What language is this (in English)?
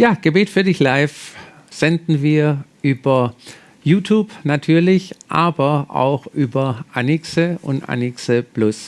German